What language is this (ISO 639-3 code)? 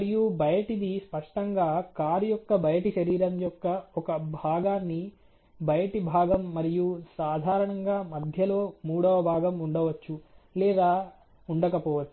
tel